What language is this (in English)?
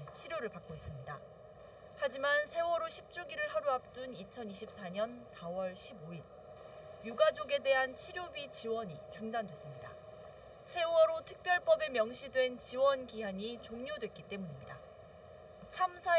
Korean